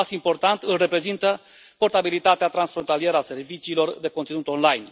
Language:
Romanian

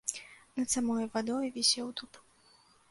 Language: Belarusian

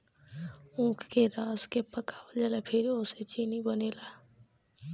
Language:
Bhojpuri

